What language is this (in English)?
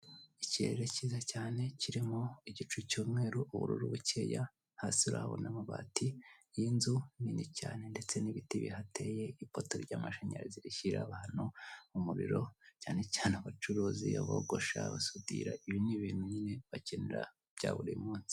Kinyarwanda